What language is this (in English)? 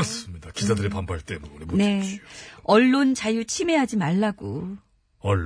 Korean